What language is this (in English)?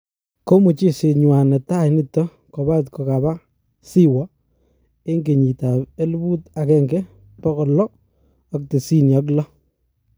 Kalenjin